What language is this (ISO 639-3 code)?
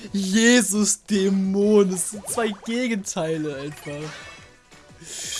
deu